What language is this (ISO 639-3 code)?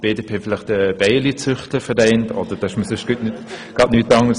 gsw